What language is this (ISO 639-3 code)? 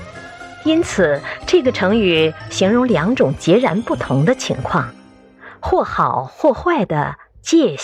zho